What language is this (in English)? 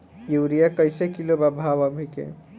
Bhojpuri